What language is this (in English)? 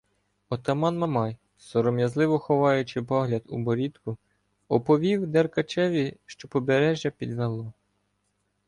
Ukrainian